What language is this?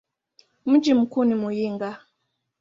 Swahili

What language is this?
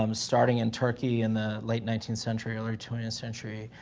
English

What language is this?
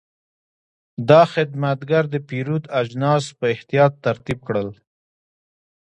Pashto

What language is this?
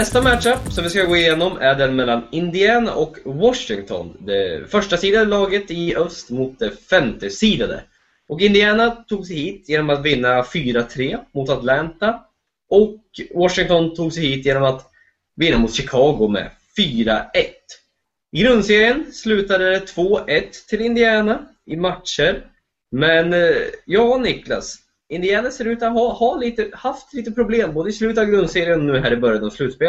Swedish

